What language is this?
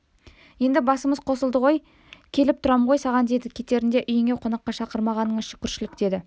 Kazakh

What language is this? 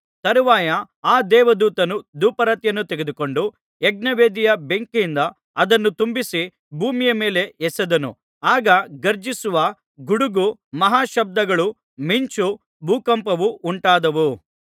Kannada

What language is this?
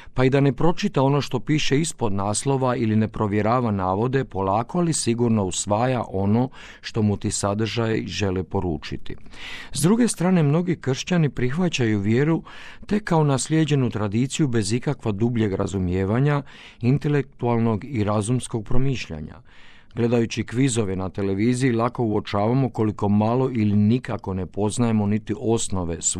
Croatian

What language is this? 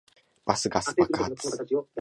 Japanese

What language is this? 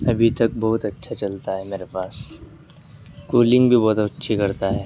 Urdu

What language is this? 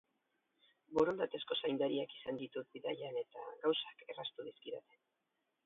Basque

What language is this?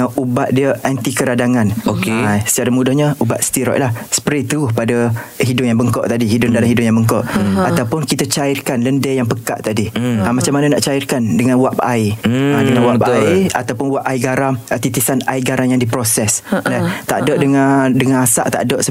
Malay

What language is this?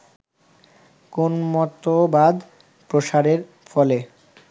Bangla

